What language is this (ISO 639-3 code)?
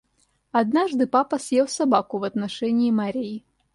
rus